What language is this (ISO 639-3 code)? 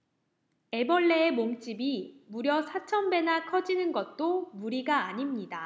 kor